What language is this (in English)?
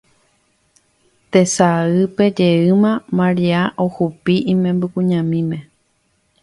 Guarani